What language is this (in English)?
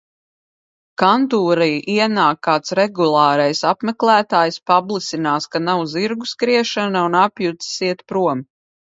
Latvian